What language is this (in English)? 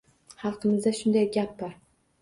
Uzbek